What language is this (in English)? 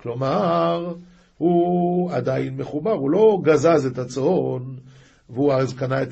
Hebrew